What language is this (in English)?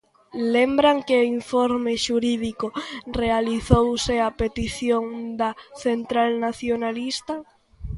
Galician